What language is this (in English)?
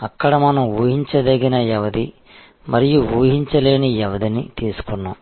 Telugu